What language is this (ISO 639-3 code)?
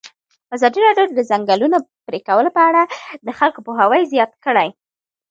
pus